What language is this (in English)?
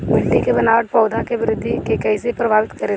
Bhojpuri